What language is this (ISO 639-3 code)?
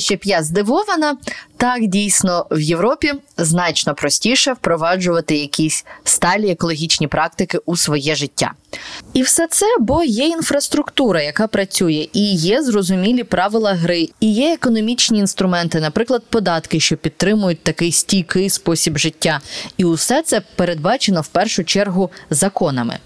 ukr